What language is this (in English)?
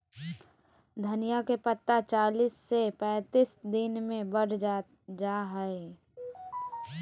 Magahi